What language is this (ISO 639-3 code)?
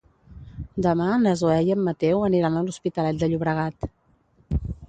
cat